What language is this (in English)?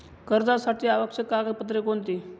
Marathi